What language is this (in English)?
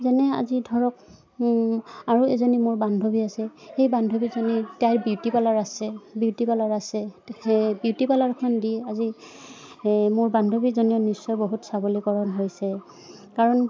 Assamese